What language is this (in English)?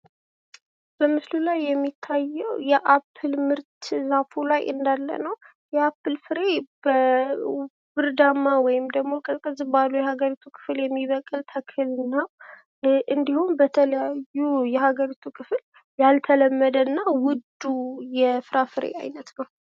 Amharic